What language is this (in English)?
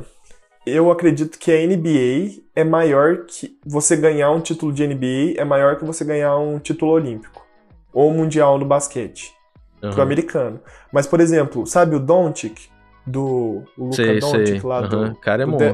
Portuguese